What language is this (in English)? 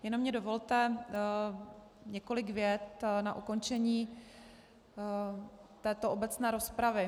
Czech